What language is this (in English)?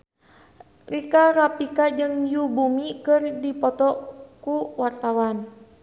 Sundanese